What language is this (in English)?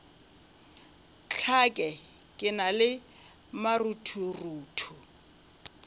Northern Sotho